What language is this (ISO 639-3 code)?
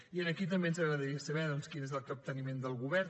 cat